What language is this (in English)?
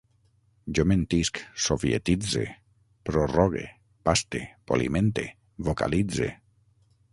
Catalan